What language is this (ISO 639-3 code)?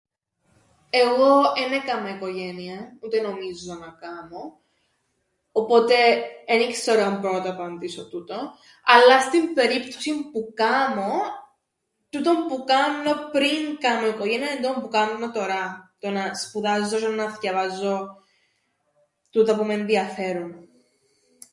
ell